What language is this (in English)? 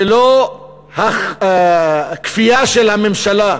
Hebrew